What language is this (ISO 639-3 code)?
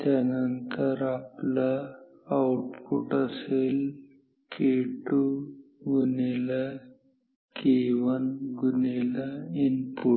mar